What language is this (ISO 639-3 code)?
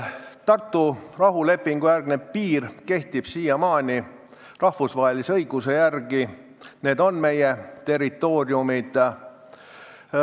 est